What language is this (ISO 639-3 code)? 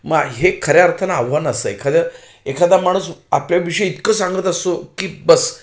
mar